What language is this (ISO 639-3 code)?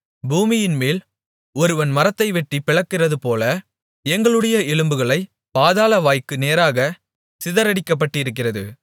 tam